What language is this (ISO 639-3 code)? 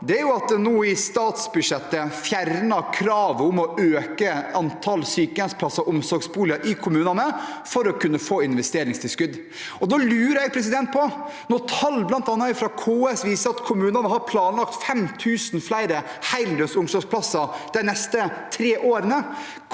nor